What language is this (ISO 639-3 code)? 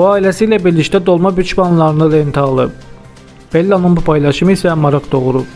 tur